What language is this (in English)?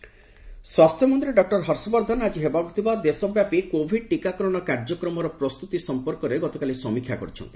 Odia